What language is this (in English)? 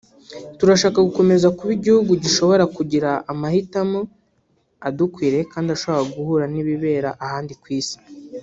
Kinyarwanda